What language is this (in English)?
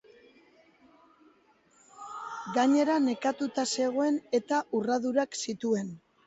Basque